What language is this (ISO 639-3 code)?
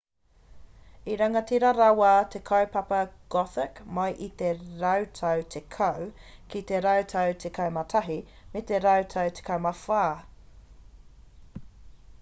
mri